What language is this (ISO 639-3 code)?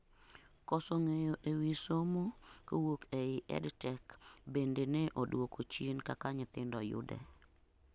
luo